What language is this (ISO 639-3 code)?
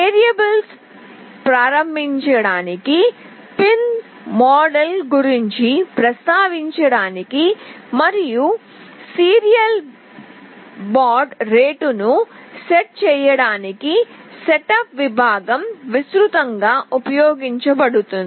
tel